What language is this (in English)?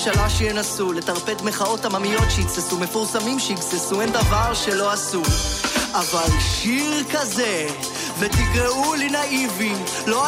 Hebrew